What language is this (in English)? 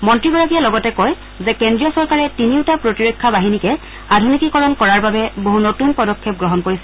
Assamese